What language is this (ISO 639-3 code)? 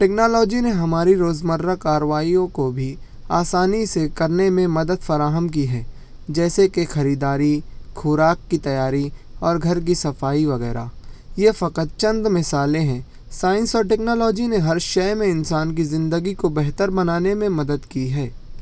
urd